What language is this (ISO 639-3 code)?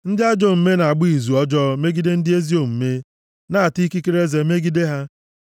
ibo